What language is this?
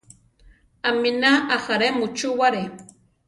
Central Tarahumara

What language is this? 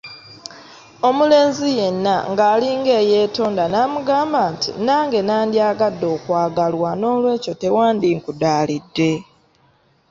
Ganda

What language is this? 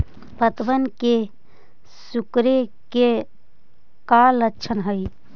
Magahi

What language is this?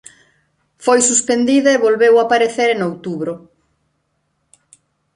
Galician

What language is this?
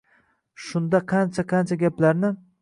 Uzbek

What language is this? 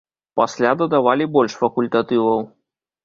Belarusian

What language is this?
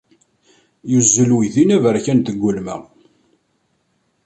Kabyle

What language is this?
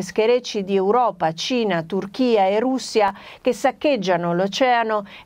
Italian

